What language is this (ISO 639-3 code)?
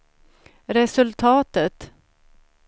swe